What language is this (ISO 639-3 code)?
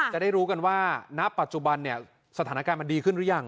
tha